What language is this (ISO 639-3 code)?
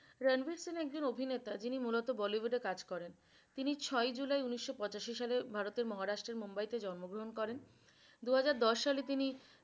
ben